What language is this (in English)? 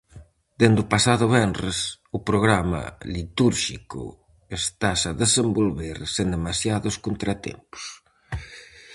Galician